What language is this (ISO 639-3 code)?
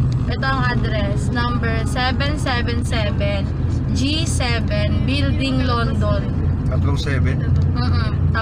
fil